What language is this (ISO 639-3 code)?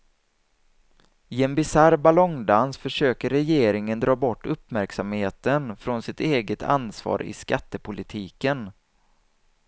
swe